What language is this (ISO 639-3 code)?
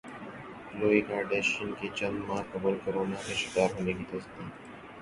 urd